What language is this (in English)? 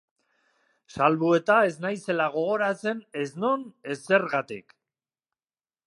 Basque